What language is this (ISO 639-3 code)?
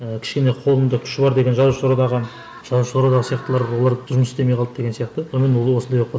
kaz